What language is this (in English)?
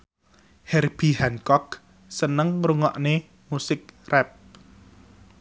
Javanese